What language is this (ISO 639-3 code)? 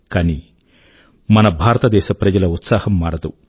tel